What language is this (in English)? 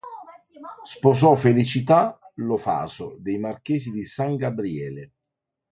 Italian